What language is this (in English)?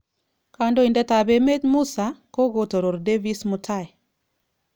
Kalenjin